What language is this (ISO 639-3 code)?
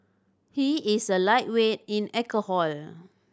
eng